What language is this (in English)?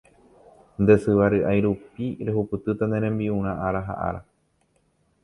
Guarani